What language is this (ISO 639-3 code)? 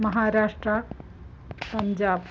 san